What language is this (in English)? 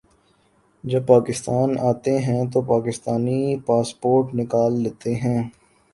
Urdu